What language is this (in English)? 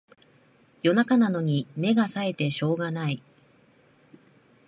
Japanese